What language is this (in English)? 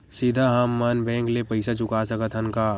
Chhattisgarhi